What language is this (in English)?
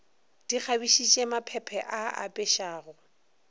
Northern Sotho